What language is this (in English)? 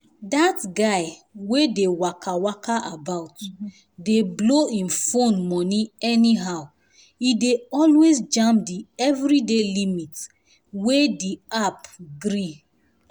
Nigerian Pidgin